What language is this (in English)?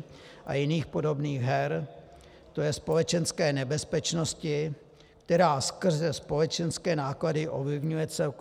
Czech